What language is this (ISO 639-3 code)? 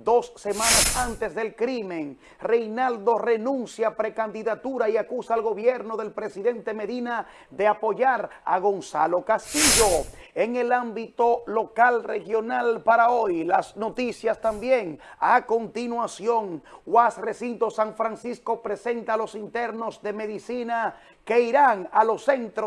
spa